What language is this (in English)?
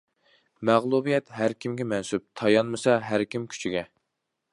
Uyghur